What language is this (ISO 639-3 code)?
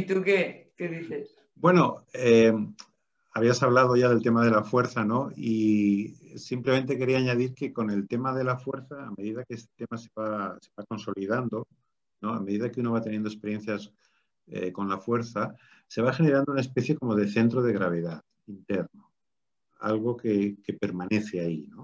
spa